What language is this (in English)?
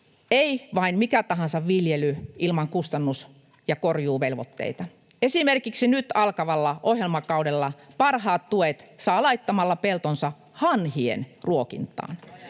Finnish